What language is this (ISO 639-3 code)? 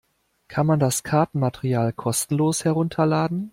deu